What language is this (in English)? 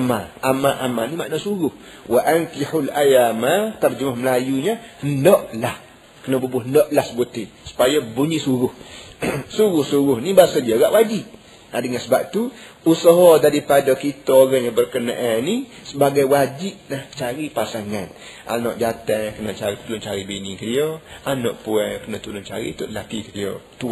Malay